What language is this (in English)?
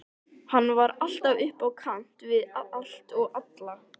Icelandic